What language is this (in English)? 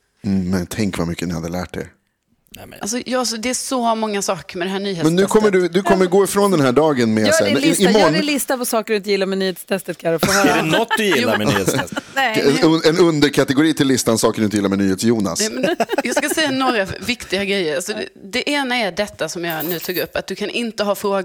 Swedish